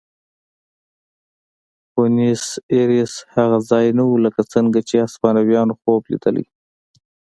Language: Pashto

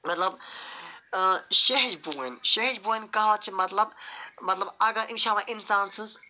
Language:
Kashmiri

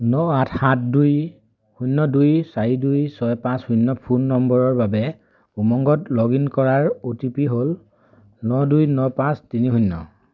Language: Assamese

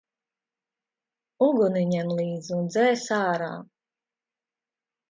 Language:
Latvian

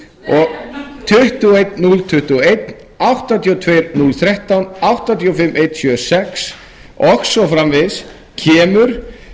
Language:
Icelandic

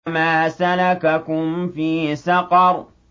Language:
Arabic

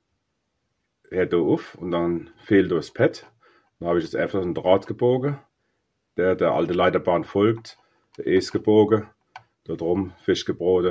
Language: German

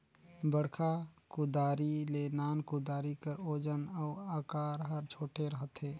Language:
Chhattisgarhi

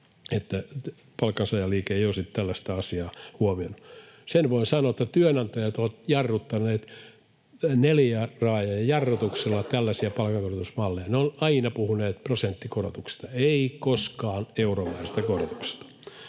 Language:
Finnish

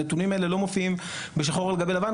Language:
Hebrew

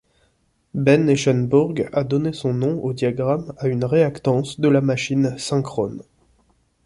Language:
French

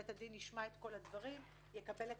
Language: Hebrew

